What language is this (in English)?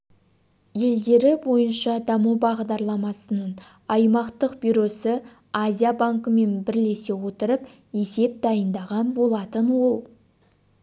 Kazakh